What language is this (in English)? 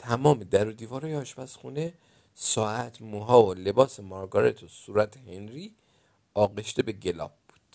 Persian